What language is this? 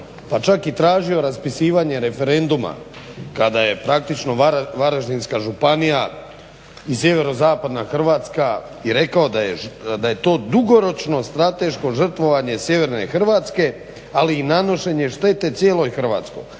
Croatian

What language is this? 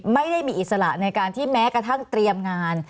Thai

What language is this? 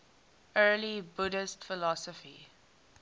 English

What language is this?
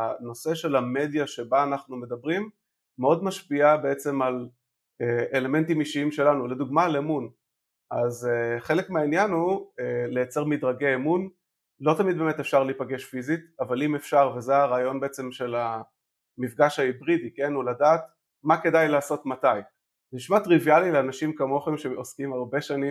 Hebrew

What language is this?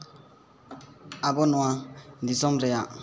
Santali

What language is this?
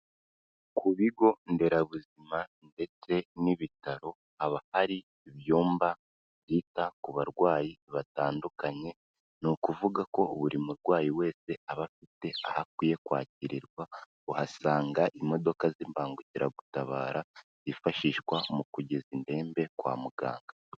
Kinyarwanda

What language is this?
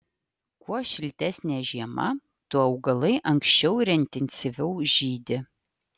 Lithuanian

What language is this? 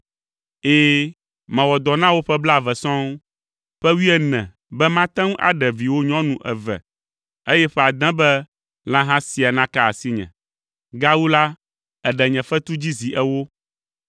Ewe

